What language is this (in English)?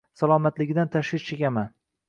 Uzbek